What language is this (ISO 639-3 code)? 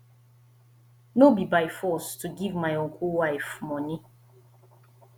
pcm